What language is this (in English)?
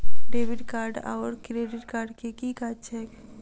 Maithili